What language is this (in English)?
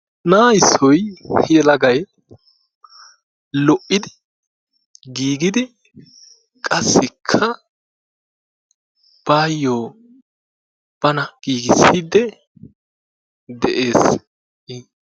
Wolaytta